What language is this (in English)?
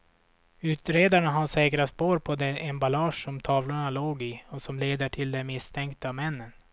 Swedish